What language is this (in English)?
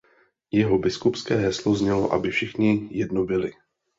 Czech